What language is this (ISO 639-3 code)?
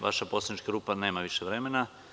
srp